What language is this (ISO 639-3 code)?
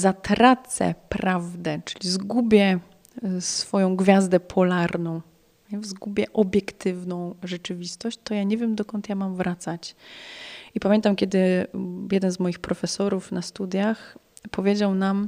pol